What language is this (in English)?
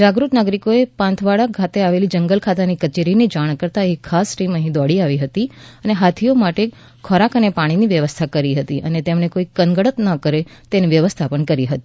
Gujarati